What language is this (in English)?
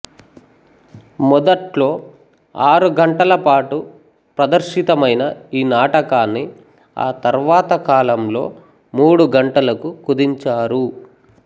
Telugu